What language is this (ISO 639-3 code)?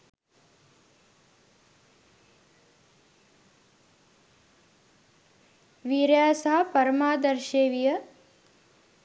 sin